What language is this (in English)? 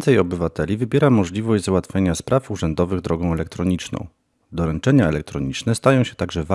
Polish